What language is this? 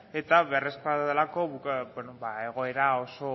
Basque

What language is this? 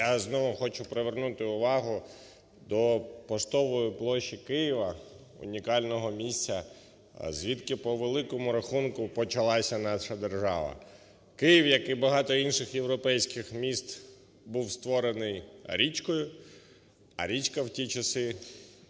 Ukrainian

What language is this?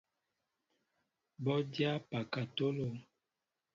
Mbo (Cameroon)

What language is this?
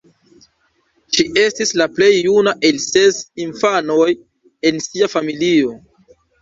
Esperanto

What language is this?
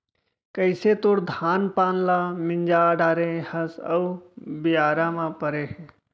Chhattisgarhi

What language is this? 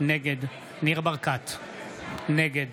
Hebrew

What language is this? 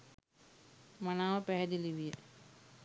Sinhala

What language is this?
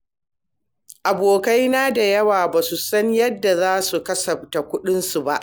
Hausa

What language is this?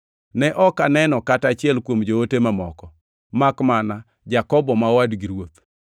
Luo (Kenya and Tanzania)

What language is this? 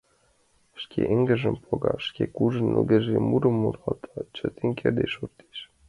Mari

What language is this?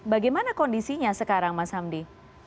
Indonesian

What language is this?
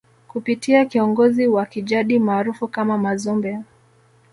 Swahili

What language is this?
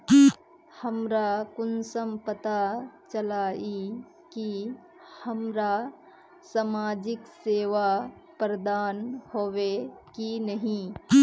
Magahi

